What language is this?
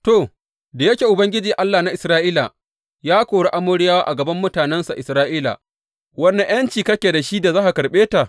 Hausa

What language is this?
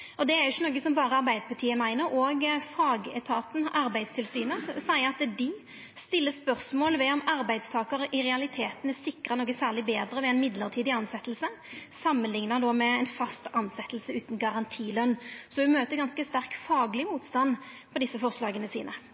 Norwegian Nynorsk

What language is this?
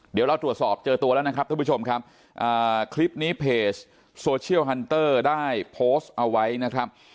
Thai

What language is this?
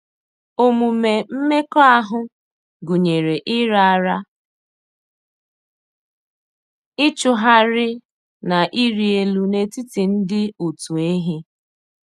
Igbo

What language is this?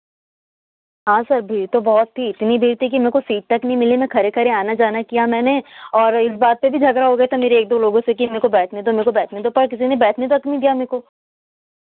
Hindi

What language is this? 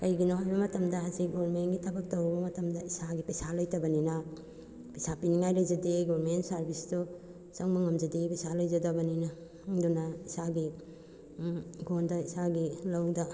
Manipuri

